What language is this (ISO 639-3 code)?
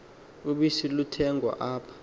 xho